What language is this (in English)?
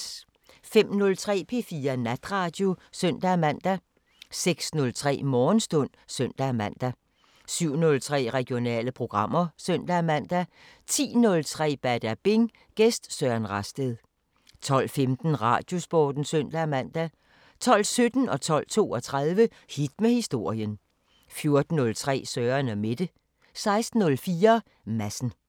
Danish